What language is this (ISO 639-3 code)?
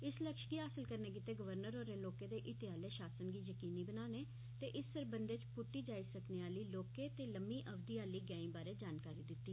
doi